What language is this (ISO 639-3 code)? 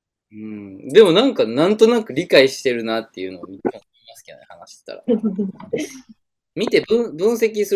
jpn